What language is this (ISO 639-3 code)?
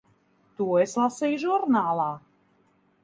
lav